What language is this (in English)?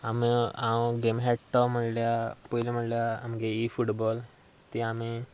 Konkani